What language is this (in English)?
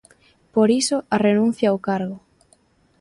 Galician